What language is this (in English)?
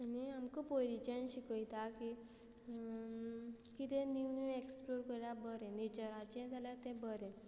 Konkani